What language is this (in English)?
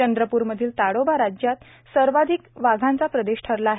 Marathi